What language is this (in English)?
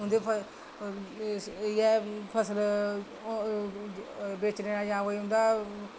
Dogri